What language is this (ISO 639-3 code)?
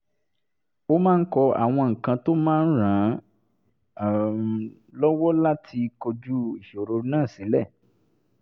yor